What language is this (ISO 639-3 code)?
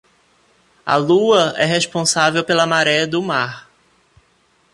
por